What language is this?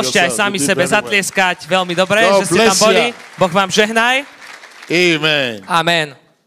Slovak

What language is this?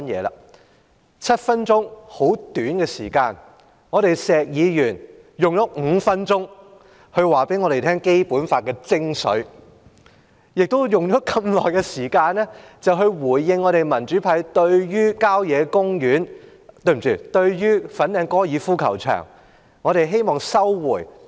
Cantonese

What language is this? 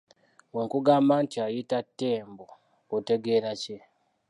Ganda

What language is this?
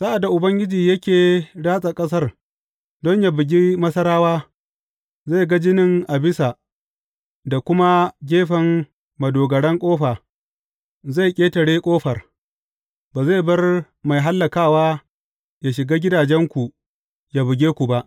Hausa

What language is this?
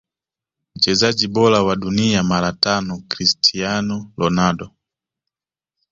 Swahili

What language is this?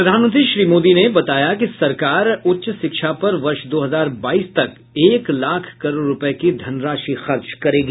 Hindi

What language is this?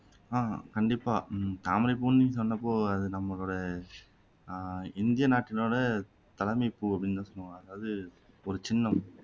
Tamil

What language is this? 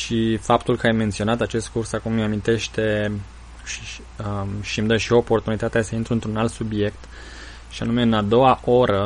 Romanian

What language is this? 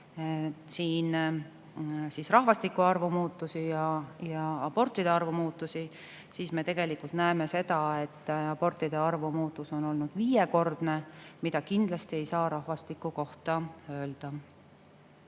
Estonian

